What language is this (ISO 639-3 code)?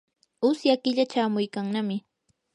qur